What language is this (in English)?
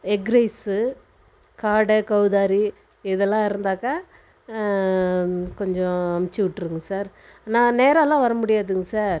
Tamil